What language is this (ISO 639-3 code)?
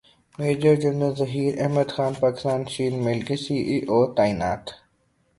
urd